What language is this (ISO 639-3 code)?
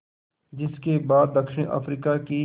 hin